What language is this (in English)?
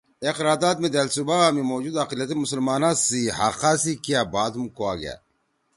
Torwali